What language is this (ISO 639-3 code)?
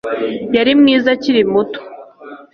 kin